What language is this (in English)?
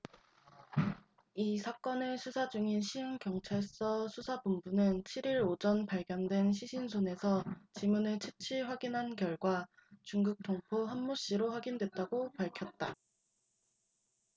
Korean